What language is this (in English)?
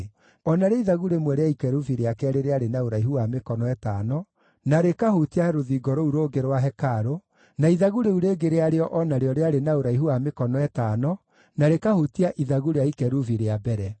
Kikuyu